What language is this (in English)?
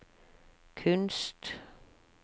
Norwegian